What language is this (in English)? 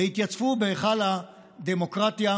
Hebrew